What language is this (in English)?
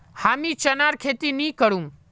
Magahi